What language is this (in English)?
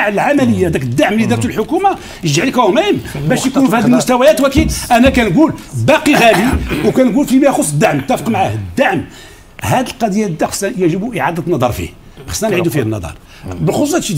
Arabic